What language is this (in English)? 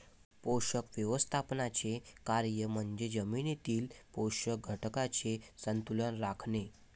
Marathi